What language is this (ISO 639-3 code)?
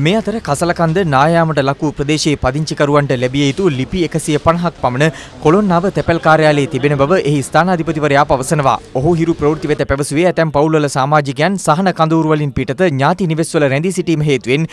tha